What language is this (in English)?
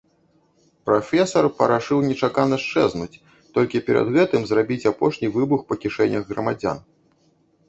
Belarusian